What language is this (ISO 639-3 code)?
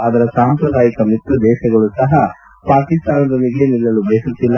kan